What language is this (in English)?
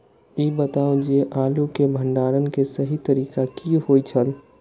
Maithili